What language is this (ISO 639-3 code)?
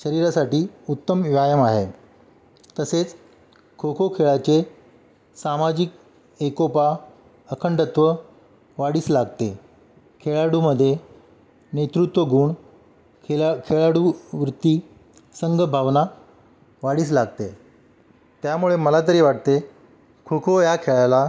mar